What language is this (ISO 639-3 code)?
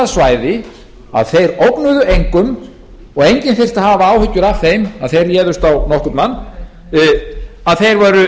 isl